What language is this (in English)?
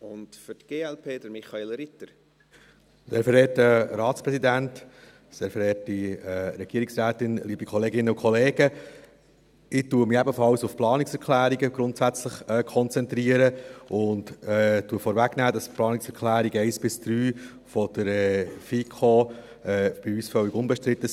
Swiss German